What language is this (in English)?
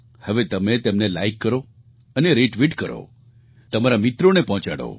Gujarati